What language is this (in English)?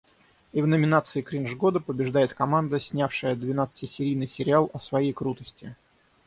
Russian